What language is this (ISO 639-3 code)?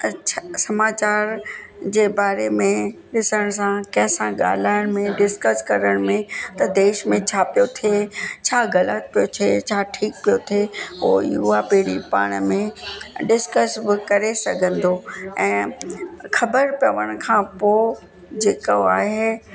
snd